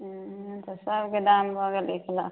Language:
Maithili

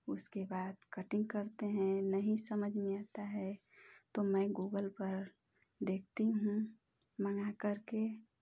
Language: Hindi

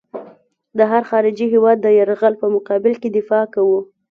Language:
Pashto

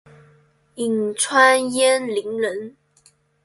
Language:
Chinese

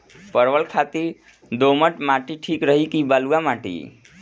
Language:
Bhojpuri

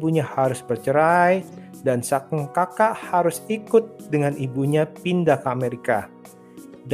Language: Indonesian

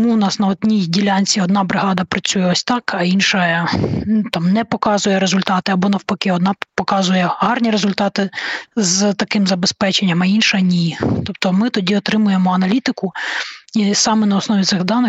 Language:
Ukrainian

